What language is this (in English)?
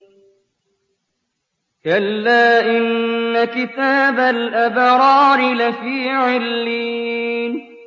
Arabic